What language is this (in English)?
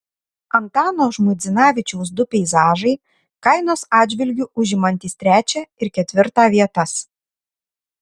Lithuanian